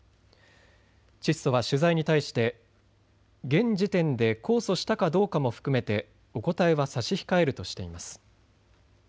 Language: Japanese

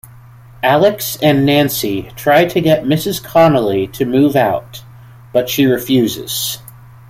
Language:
English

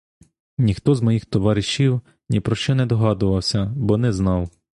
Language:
Ukrainian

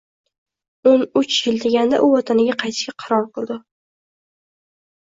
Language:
Uzbek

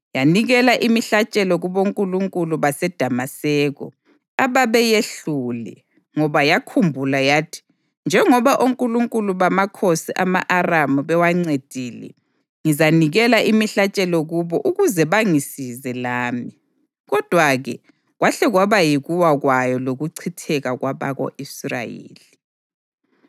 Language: North Ndebele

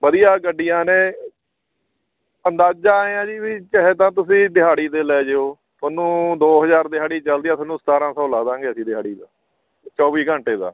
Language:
Punjabi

